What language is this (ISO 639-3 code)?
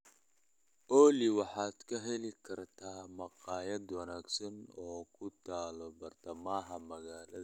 som